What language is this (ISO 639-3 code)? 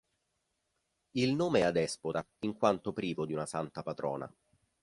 ita